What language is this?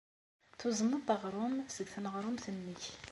Kabyle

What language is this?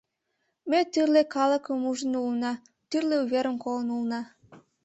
Mari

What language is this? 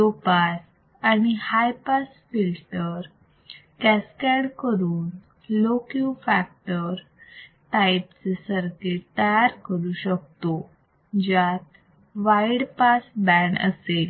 Marathi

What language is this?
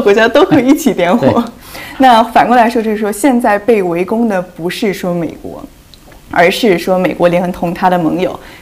Chinese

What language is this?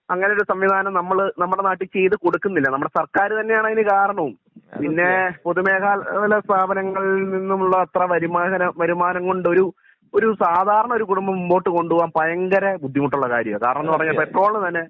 Malayalam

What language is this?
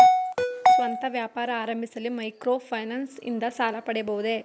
Kannada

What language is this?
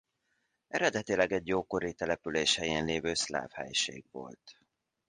Hungarian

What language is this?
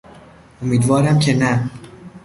Persian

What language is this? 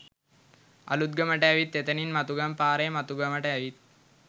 Sinhala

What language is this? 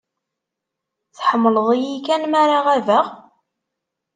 Kabyle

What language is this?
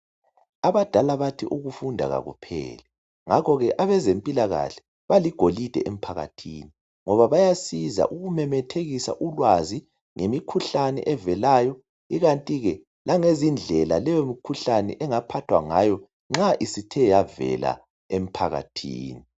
North Ndebele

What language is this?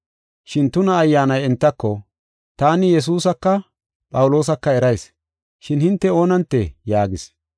Gofa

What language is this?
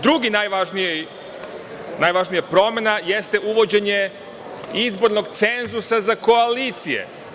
Serbian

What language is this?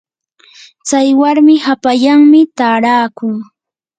Yanahuanca Pasco Quechua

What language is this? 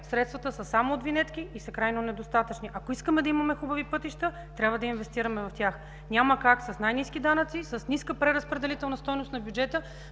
Bulgarian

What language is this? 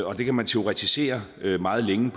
Danish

